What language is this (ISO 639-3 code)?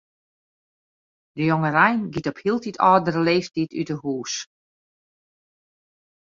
fry